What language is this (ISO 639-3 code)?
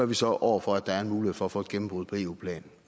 dan